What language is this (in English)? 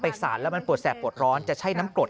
Thai